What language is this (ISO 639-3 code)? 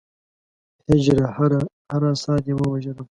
pus